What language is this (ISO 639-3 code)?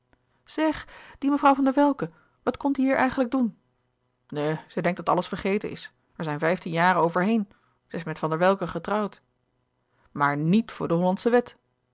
nld